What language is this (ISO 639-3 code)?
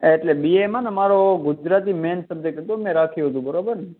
guj